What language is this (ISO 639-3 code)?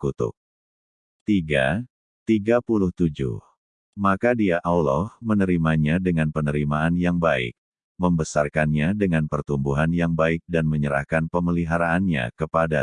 ind